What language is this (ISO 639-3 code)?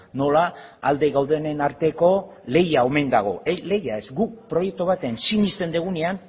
eus